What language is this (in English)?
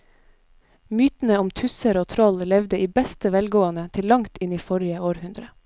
Norwegian